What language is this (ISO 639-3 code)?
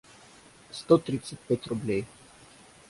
rus